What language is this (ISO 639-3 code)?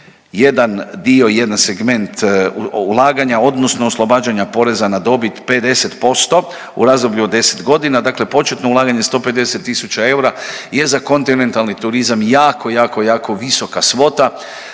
hrv